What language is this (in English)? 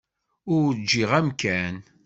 Kabyle